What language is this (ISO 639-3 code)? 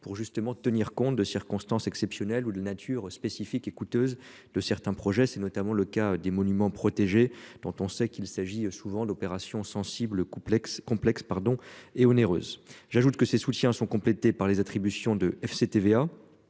fra